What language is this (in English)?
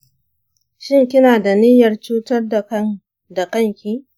Hausa